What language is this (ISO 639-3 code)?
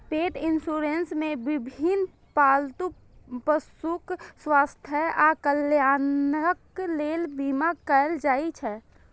mai